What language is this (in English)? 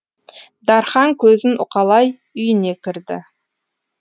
Kazakh